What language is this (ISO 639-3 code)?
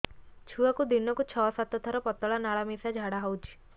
ori